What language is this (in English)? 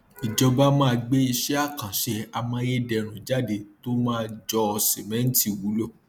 Yoruba